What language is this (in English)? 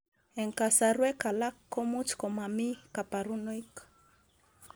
Kalenjin